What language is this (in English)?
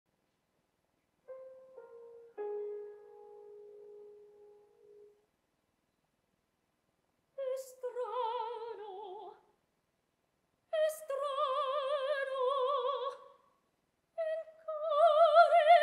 English